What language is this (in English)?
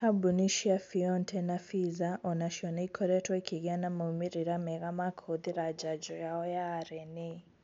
Kikuyu